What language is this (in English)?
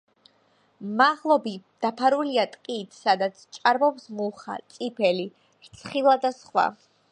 Georgian